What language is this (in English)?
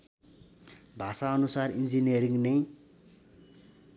Nepali